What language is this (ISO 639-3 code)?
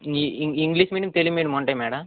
tel